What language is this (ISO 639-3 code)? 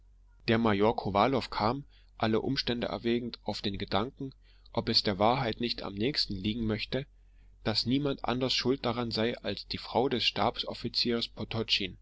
deu